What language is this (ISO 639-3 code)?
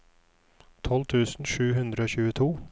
nor